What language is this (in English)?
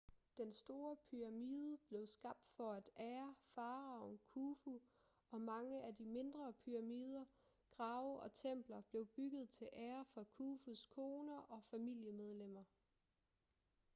Danish